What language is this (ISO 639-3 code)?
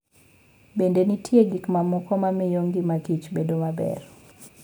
luo